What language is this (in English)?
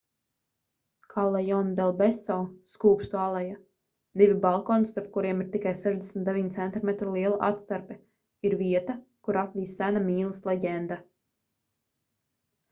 Latvian